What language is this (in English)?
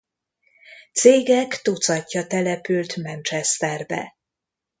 Hungarian